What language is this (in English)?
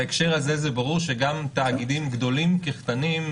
Hebrew